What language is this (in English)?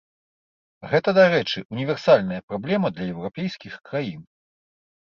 Belarusian